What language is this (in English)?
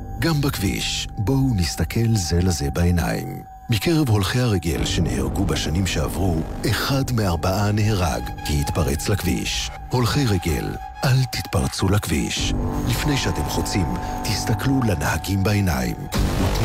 Hebrew